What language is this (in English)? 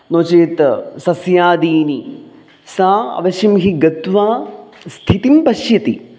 Sanskrit